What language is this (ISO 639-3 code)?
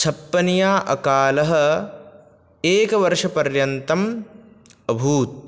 san